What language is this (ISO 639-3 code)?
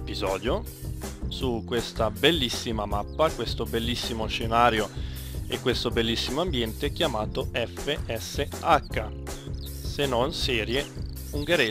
ita